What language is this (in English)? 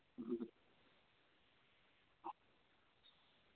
Santali